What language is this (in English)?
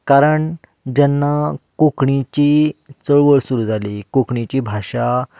Konkani